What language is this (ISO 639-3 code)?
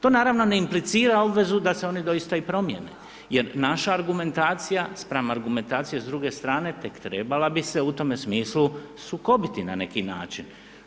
hrv